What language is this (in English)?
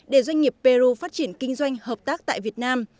Vietnamese